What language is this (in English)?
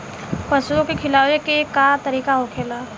Bhojpuri